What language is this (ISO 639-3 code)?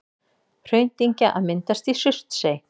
isl